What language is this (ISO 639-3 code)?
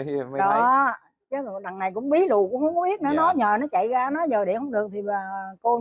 vie